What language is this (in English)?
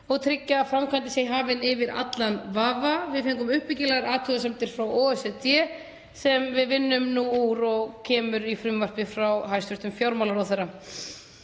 Icelandic